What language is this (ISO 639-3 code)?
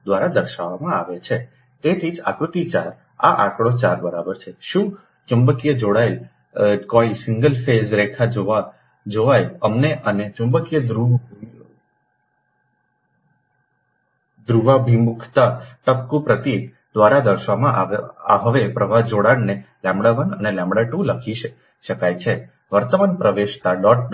guj